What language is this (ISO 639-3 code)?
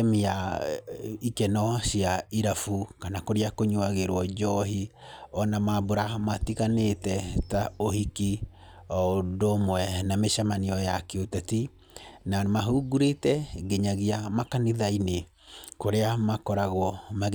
kik